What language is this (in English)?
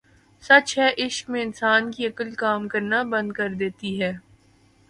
Urdu